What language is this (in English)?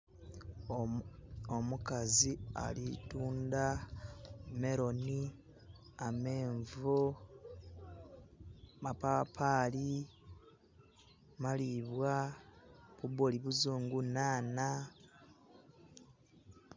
Soga